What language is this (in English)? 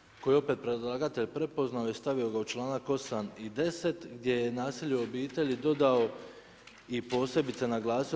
Croatian